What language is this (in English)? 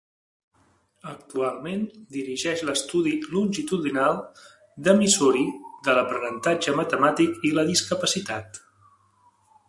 Catalan